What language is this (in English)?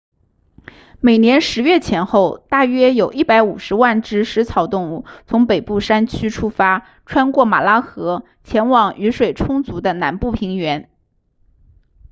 Chinese